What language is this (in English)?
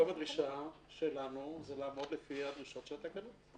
Hebrew